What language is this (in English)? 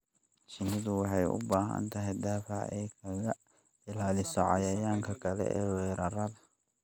Somali